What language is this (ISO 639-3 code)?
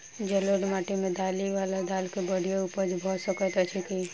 mai